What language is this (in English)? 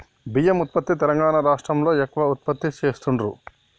Telugu